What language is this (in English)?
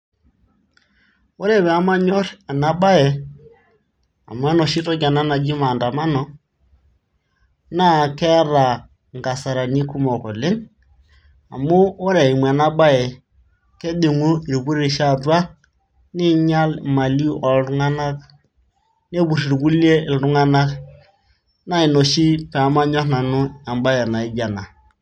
Masai